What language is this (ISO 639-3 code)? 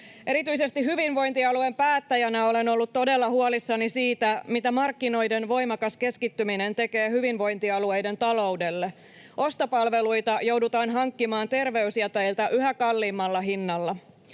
fin